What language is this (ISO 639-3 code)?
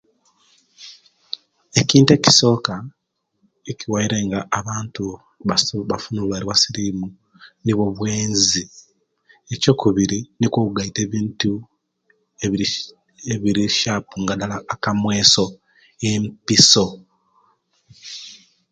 lke